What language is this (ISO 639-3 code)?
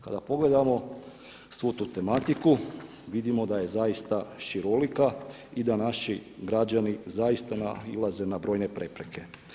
hrv